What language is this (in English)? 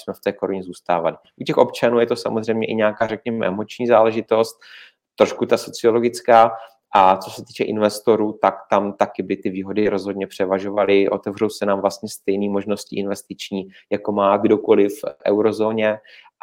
Czech